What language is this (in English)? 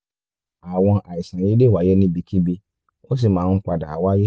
Yoruba